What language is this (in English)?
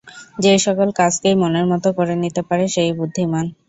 Bangla